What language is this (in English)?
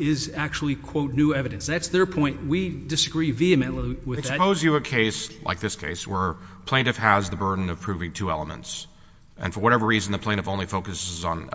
English